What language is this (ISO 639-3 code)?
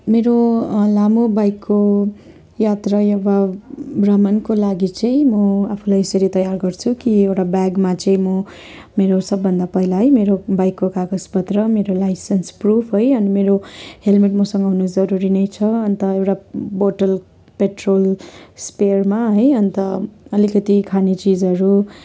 nep